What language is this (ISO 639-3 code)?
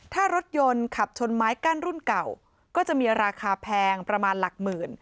tha